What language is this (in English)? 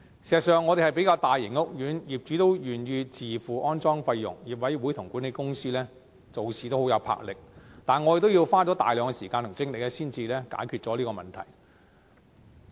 Cantonese